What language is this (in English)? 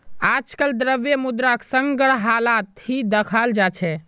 Magahi